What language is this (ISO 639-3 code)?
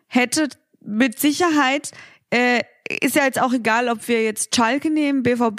deu